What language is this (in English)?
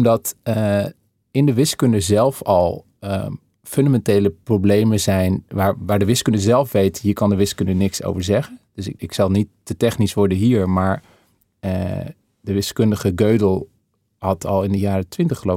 Dutch